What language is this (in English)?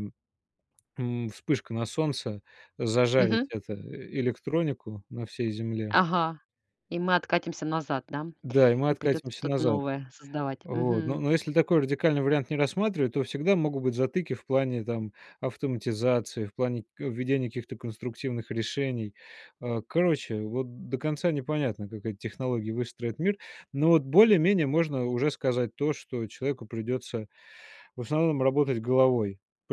Russian